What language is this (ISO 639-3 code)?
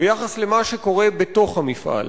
heb